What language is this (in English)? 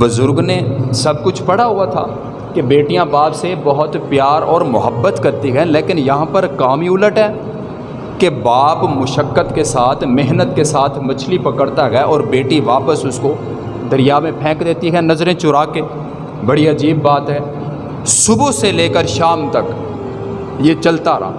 Urdu